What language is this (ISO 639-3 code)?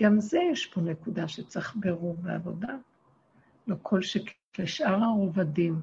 heb